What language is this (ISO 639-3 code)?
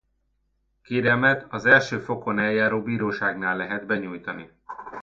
hun